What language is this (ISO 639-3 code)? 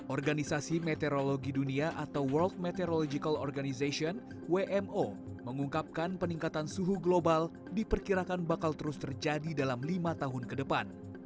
ind